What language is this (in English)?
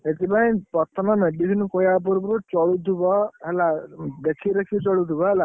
Odia